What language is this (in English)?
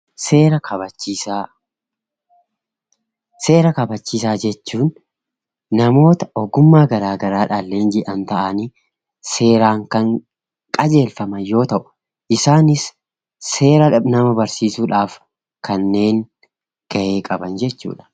Oromo